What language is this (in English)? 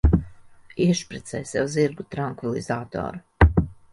Latvian